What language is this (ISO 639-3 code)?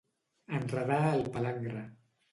cat